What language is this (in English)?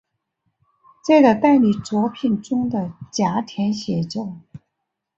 Chinese